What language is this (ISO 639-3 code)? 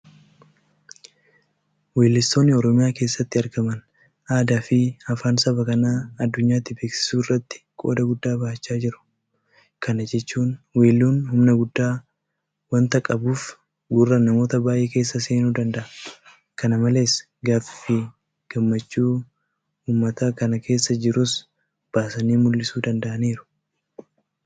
orm